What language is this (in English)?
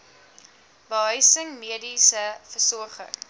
Afrikaans